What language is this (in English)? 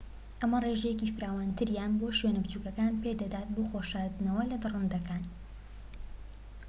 Central Kurdish